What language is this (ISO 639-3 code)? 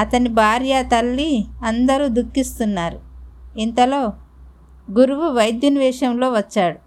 tel